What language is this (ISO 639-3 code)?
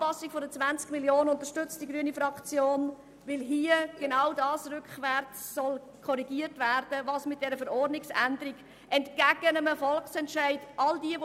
gsw